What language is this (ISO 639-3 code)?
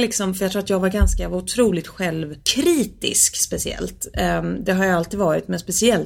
swe